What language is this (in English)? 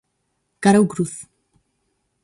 Galician